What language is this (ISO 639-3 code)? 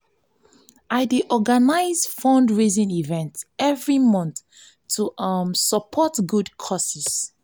pcm